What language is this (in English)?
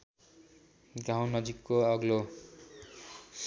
Nepali